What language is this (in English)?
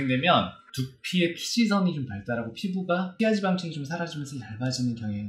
Korean